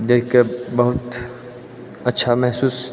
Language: Maithili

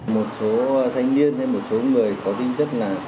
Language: Vietnamese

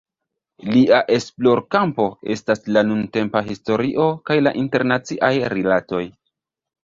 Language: Esperanto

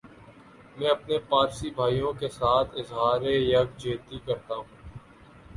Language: Urdu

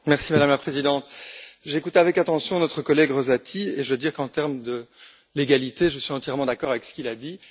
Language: French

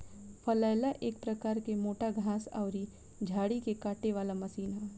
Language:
Bhojpuri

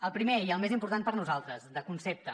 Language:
Catalan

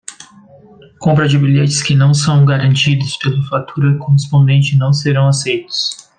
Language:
Portuguese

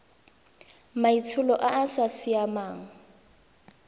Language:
Tswana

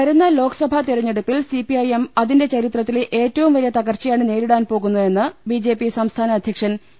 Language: Malayalam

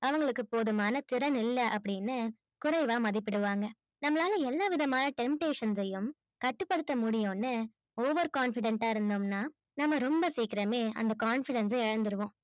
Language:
Tamil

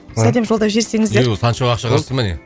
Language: Kazakh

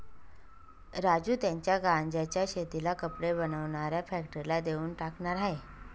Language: Marathi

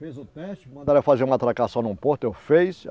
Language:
Portuguese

